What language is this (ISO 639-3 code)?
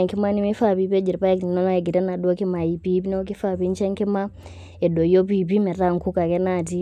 mas